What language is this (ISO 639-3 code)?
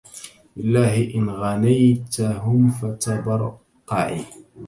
ara